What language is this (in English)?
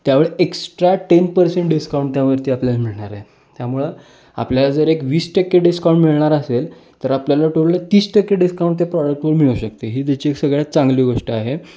Marathi